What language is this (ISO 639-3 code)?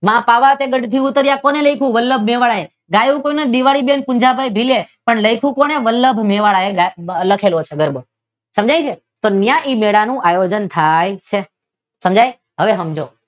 guj